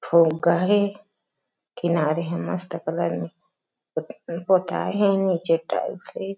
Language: Chhattisgarhi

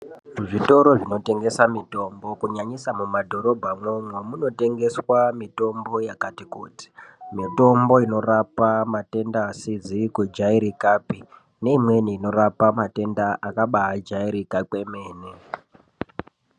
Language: Ndau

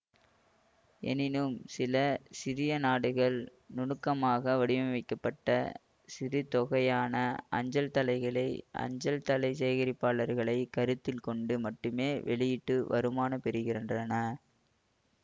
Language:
Tamil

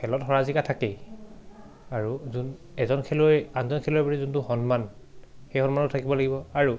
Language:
Assamese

